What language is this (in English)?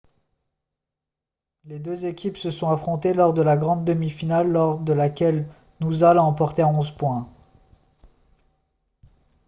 French